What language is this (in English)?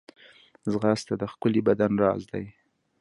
Pashto